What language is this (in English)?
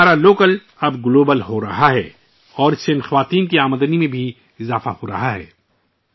Urdu